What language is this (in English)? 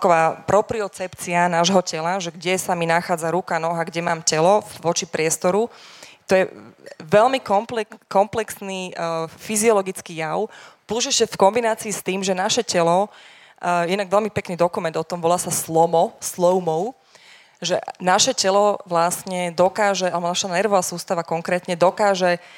Slovak